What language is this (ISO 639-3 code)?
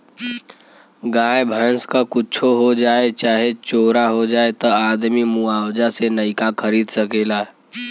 bho